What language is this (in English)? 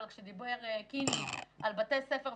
Hebrew